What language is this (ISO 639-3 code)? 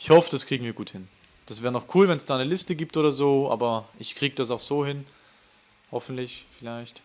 deu